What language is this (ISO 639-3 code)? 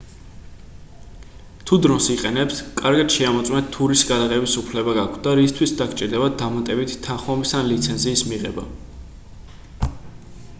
kat